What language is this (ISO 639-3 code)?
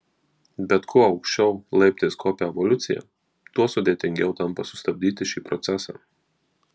lit